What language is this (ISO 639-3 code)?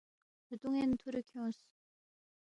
bft